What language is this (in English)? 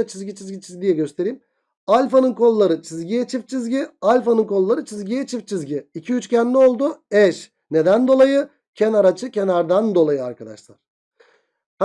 Turkish